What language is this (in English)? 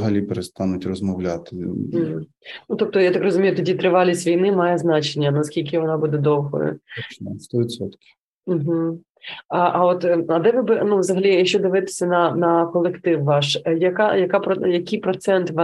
Ukrainian